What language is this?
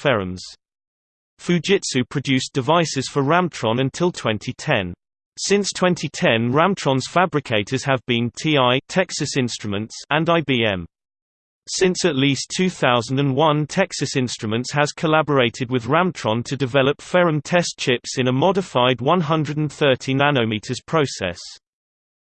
English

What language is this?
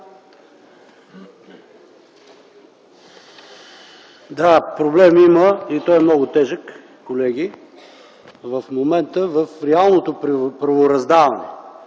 Bulgarian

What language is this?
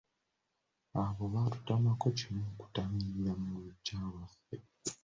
Ganda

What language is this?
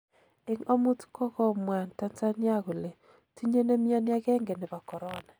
Kalenjin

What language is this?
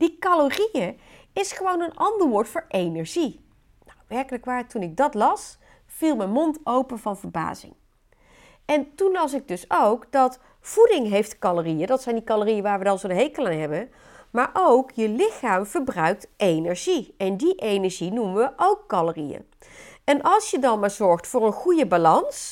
Dutch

